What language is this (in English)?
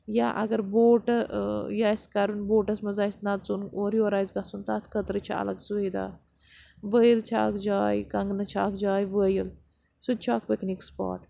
Kashmiri